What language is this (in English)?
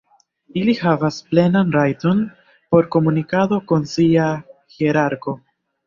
Esperanto